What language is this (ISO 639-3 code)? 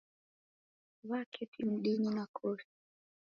dav